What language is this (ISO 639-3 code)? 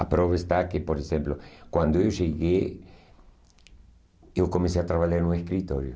por